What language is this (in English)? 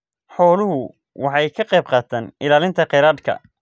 Somali